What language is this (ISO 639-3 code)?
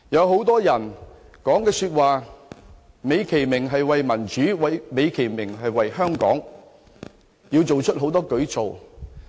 yue